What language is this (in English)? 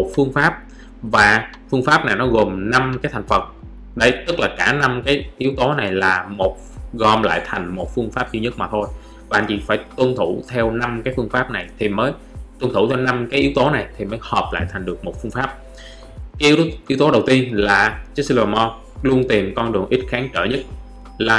Vietnamese